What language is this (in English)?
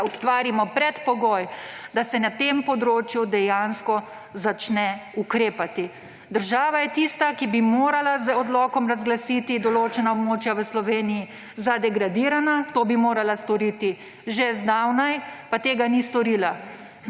Slovenian